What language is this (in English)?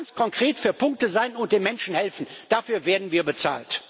German